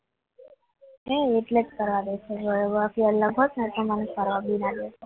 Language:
Gujarati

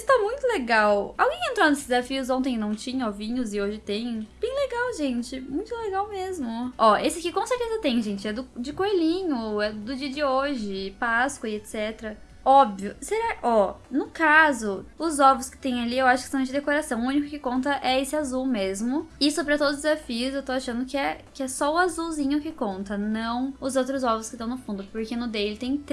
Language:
Portuguese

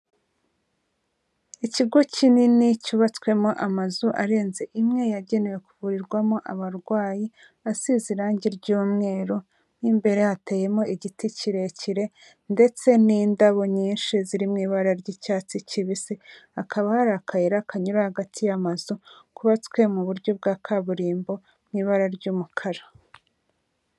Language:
Kinyarwanda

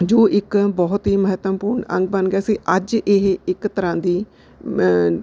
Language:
Punjabi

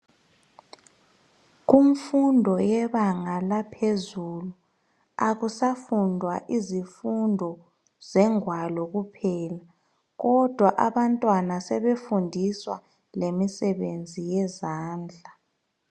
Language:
North Ndebele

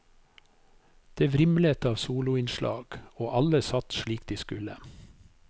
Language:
Norwegian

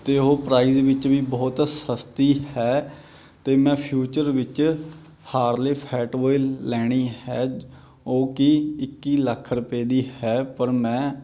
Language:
Punjabi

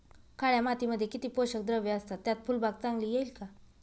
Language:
Marathi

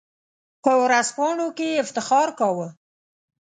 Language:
Pashto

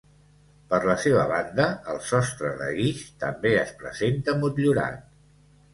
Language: Catalan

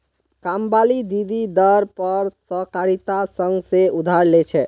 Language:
Magahi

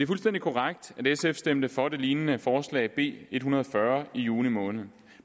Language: Danish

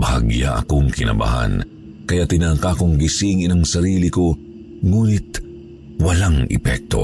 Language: Filipino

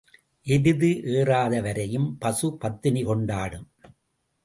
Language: Tamil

